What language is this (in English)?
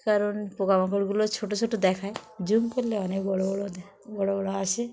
Bangla